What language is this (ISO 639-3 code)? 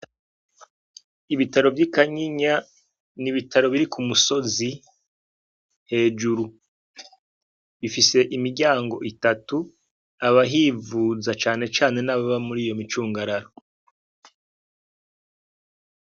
run